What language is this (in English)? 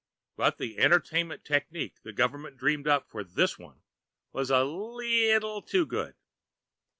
English